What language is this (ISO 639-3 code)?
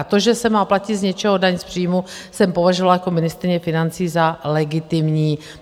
ces